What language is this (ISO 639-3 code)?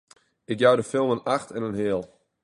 fry